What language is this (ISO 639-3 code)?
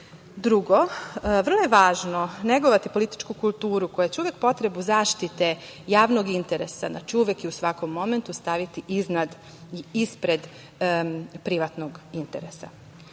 srp